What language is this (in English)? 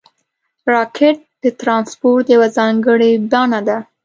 Pashto